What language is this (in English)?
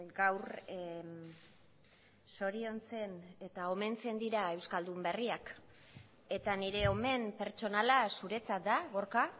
Basque